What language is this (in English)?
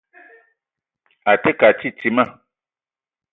Eton (Cameroon)